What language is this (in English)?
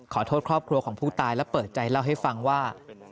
Thai